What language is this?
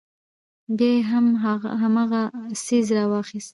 Pashto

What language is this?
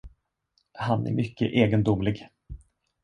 Swedish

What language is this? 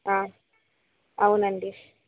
Telugu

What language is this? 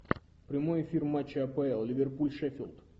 Russian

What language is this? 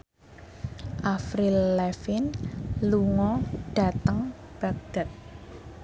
Javanese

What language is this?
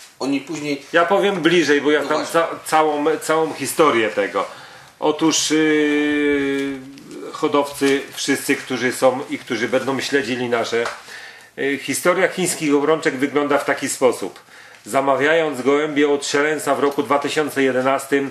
Polish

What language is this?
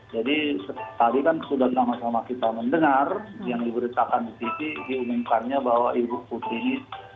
Indonesian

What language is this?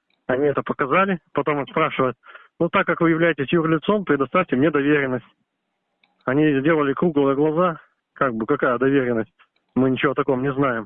Russian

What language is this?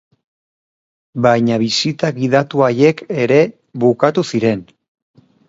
Basque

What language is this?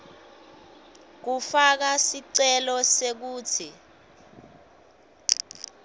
Swati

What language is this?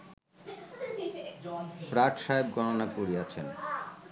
Bangla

